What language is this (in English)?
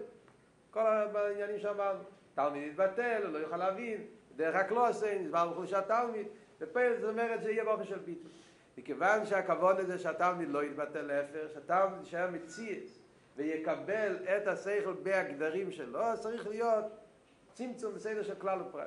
Hebrew